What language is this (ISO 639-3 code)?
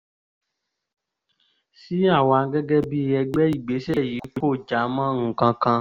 yor